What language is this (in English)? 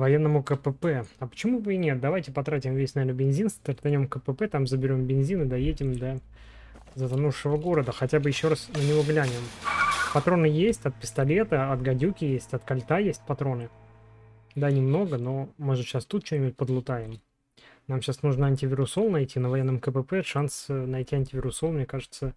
Russian